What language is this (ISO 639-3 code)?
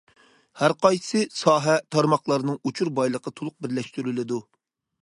uig